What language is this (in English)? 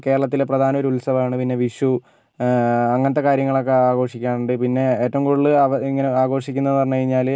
Malayalam